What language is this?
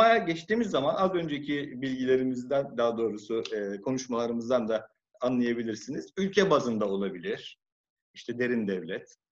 Turkish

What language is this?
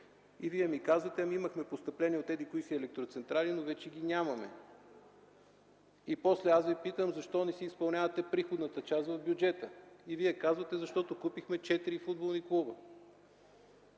Bulgarian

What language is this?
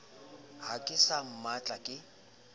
Southern Sotho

